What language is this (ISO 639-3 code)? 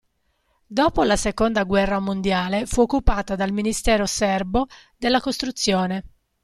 ita